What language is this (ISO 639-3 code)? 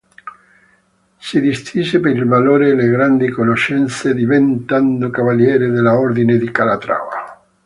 ita